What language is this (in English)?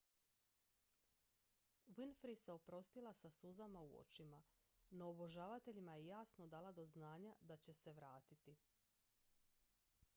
Croatian